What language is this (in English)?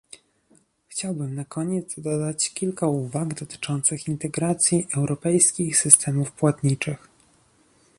Polish